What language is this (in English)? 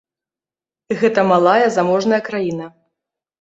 Belarusian